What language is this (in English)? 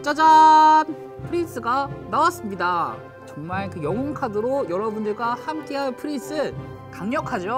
Korean